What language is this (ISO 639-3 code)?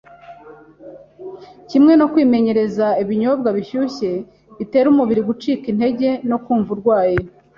kin